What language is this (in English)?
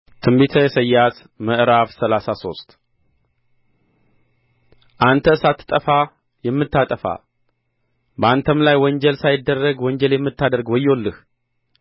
Amharic